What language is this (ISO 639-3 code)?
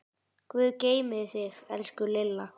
isl